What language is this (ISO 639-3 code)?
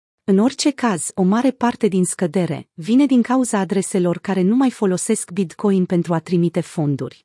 ron